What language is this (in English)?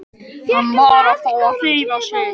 Icelandic